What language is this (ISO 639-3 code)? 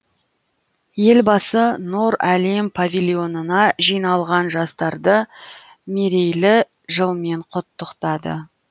kaz